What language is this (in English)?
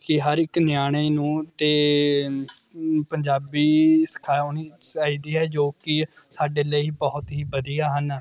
Punjabi